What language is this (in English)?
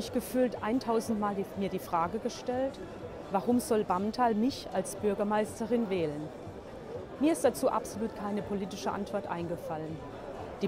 German